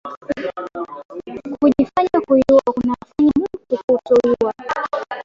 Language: Swahili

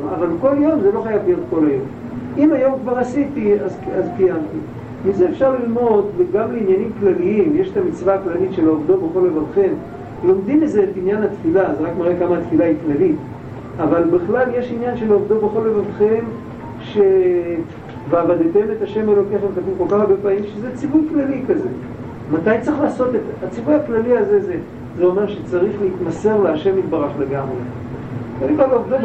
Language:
Hebrew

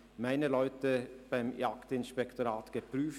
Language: Swiss German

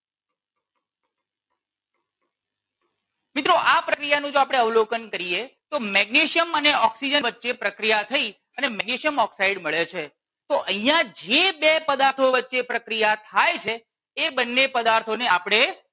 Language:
Gujarati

